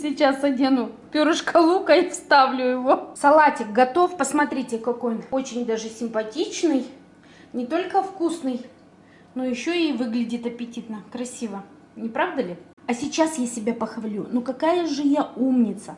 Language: Russian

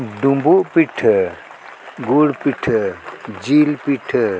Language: Santali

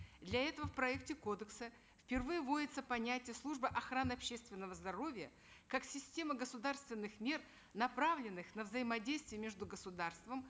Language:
Kazakh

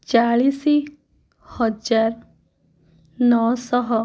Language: Odia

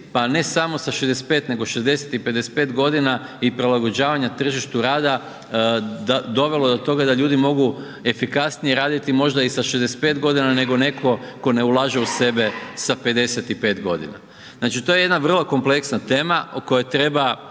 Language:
Croatian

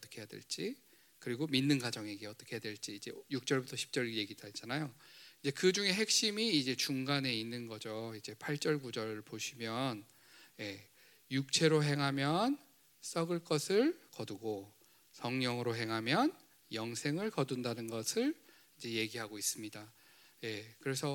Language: Korean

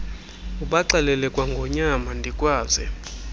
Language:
Xhosa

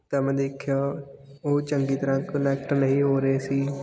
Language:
Punjabi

